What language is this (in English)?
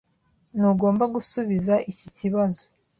Kinyarwanda